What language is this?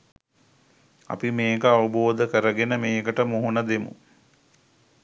Sinhala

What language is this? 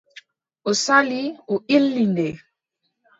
Adamawa Fulfulde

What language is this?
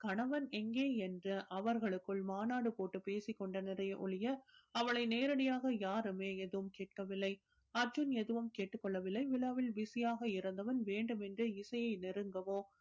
Tamil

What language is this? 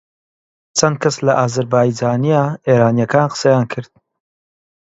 Central Kurdish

